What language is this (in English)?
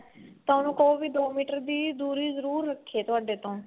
Punjabi